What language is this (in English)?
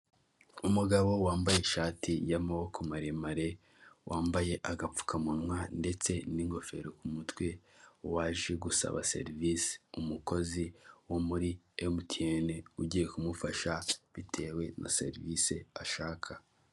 Kinyarwanda